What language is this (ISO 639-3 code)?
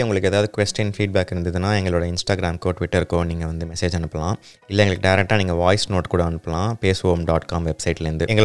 tam